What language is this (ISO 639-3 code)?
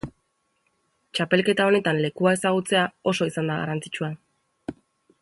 eus